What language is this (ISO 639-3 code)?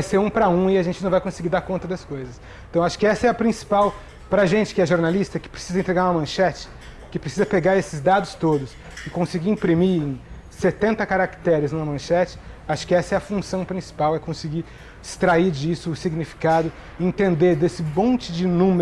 por